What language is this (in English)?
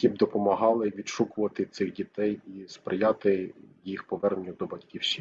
Ukrainian